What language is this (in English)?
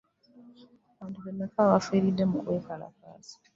Ganda